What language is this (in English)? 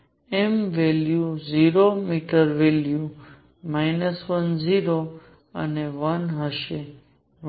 Gujarati